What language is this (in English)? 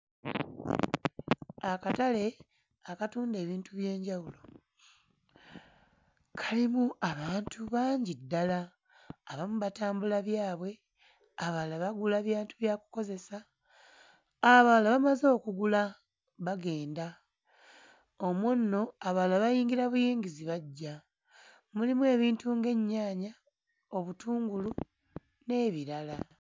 Ganda